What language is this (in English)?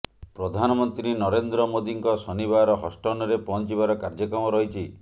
Odia